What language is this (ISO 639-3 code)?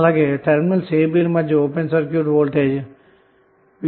tel